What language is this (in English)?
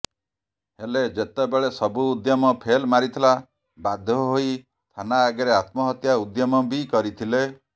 Odia